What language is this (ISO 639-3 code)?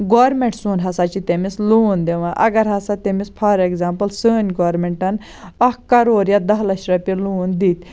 kas